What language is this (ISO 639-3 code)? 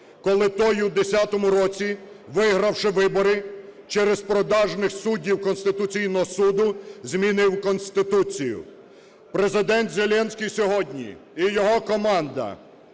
ukr